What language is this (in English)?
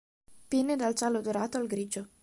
Italian